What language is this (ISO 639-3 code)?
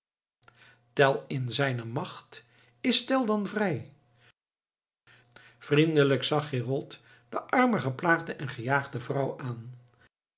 nld